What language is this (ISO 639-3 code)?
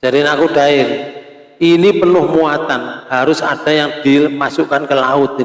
ind